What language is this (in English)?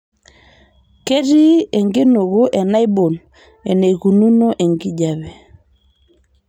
Masai